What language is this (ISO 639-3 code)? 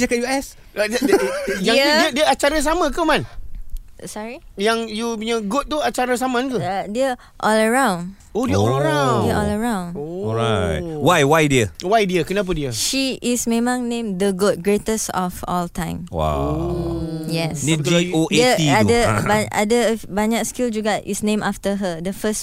msa